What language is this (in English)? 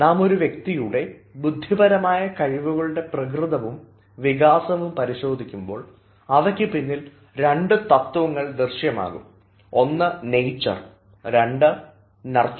Malayalam